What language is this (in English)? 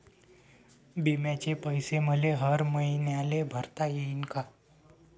Marathi